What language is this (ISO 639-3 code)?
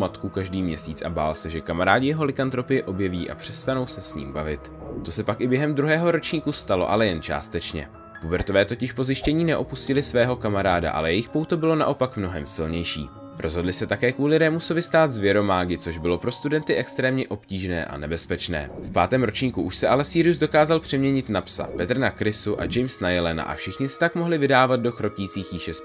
ces